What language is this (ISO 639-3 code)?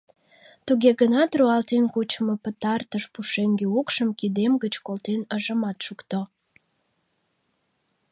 chm